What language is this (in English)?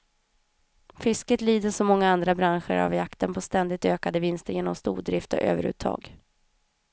Swedish